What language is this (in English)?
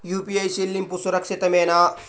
Telugu